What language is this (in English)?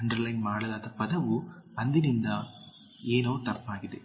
Kannada